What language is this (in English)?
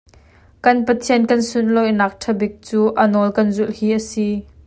Hakha Chin